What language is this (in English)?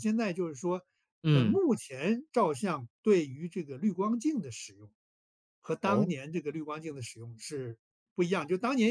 Chinese